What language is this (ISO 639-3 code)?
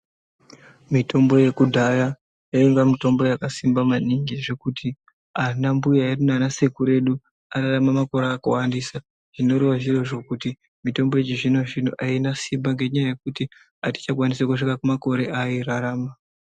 ndc